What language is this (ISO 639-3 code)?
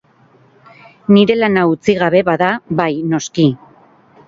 eus